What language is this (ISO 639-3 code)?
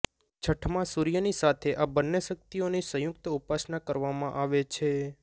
guj